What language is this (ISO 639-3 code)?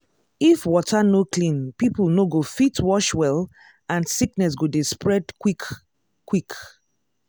pcm